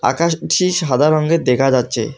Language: Bangla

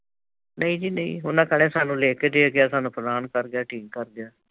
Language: Punjabi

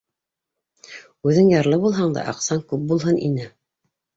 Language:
Bashkir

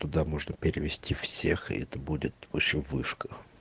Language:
Russian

